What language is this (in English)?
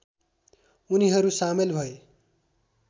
Nepali